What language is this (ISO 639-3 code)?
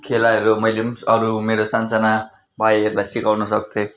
nep